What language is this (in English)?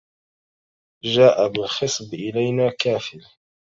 Arabic